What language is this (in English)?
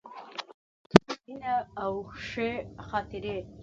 Pashto